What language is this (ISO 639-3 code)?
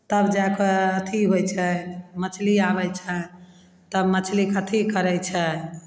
mai